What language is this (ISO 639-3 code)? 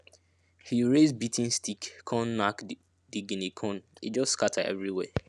pcm